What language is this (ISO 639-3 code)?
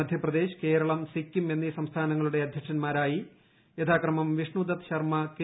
mal